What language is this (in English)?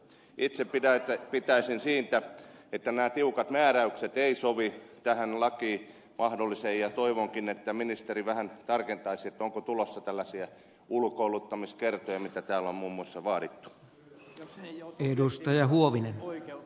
Finnish